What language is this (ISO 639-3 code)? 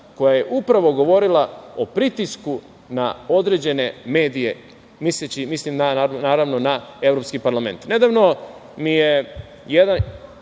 srp